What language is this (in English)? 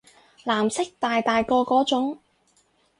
Cantonese